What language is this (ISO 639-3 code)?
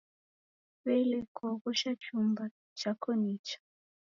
dav